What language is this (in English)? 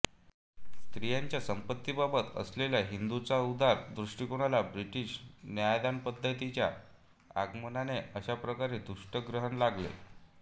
Marathi